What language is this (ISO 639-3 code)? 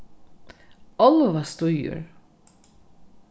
fao